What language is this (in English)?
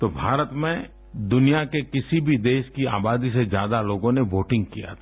Hindi